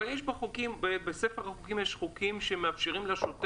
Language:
Hebrew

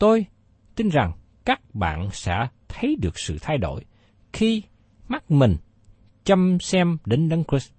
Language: Vietnamese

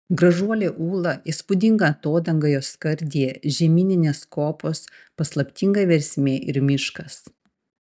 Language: Lithuanian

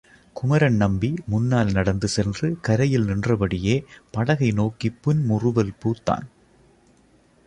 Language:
Tamil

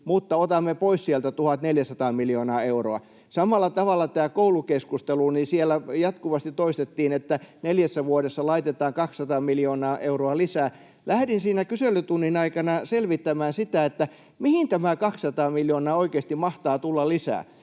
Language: Finnish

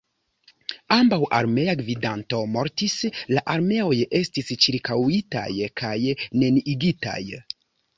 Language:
Esperanto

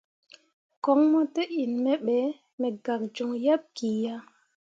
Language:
Mundang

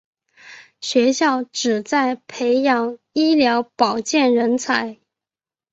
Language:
Chinese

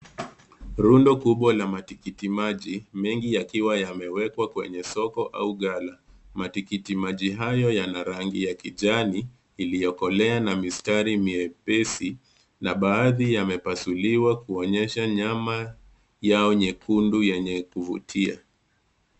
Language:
Swahili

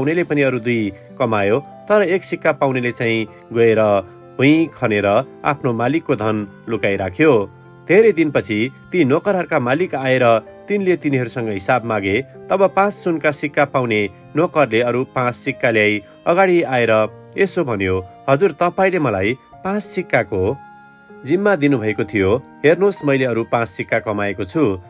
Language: Romanian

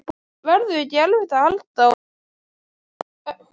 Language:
Icelandic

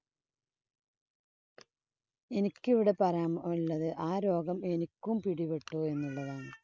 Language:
Malayalam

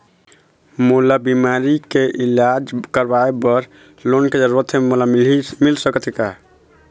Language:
Chhattisgarhi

